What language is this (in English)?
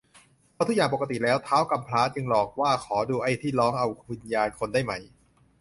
Thai